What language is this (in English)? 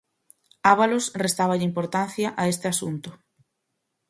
Galician